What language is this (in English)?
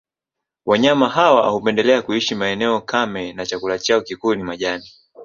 Swahili